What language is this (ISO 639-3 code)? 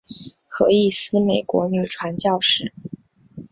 zho